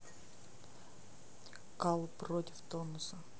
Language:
Russian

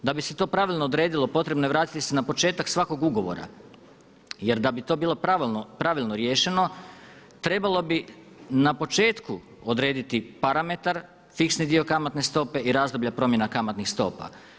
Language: Croatian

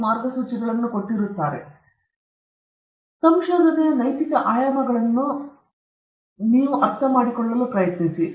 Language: Kannada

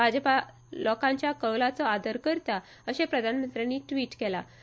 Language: Konkani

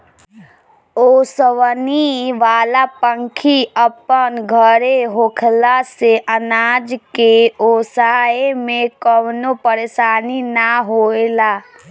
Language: Bhojpuri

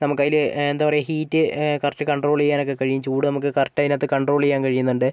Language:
Malayalam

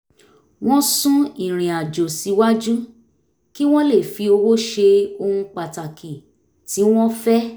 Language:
Yoruba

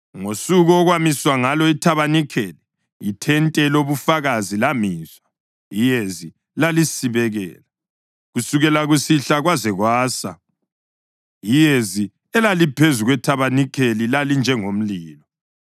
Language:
North Ndebele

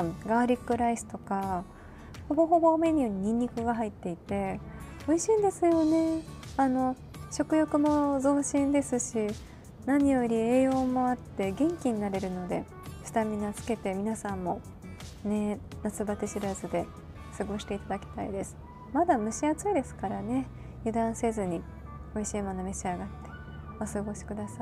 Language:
Japanese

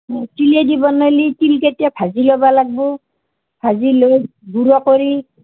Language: Assamese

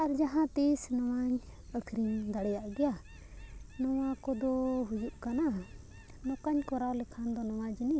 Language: Santali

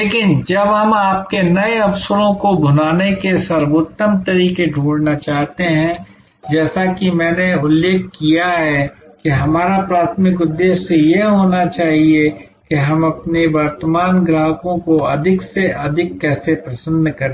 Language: Hindi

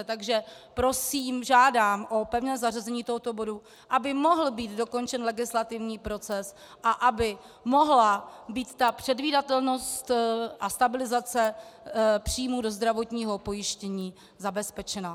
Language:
Czech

